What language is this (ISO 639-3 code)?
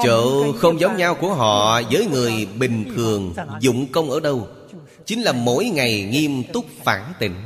vie